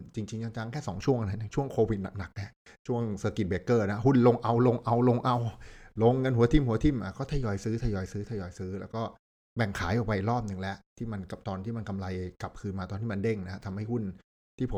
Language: Thai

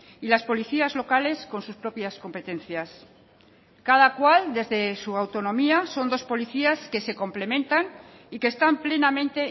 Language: Spanish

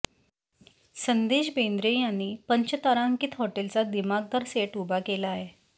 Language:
Marathi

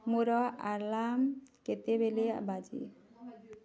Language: Odia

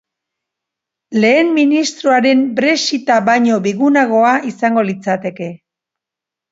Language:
Basque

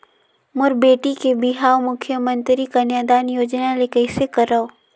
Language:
Chhattisgarhi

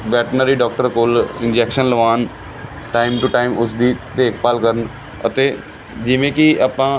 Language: Punjabi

